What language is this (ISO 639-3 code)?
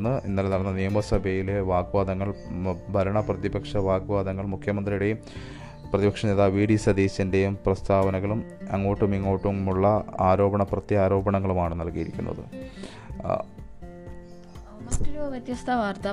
mal